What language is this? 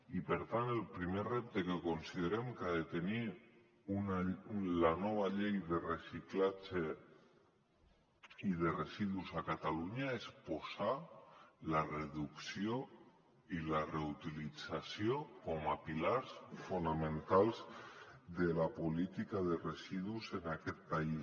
Catalan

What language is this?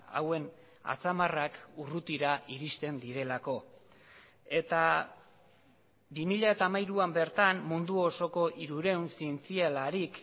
Basque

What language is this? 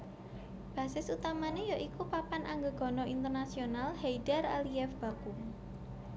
Javanese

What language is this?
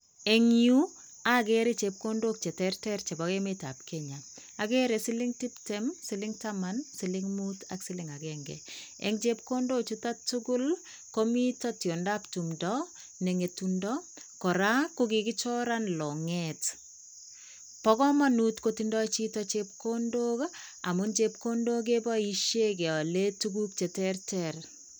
Kalenjin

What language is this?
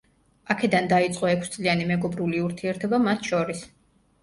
Georgian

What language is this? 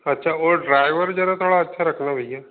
Hindi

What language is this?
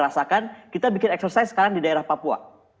Indonesian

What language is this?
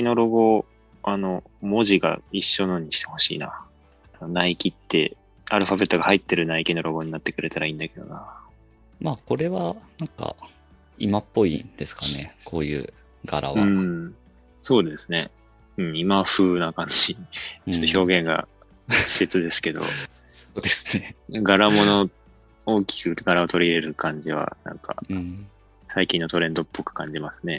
Japanese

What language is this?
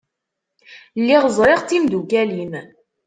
Kabyle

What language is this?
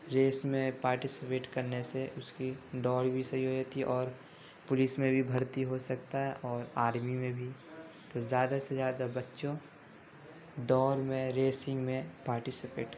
Urdu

